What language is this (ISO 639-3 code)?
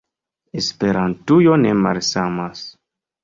epo